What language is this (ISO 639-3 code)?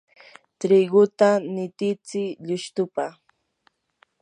qur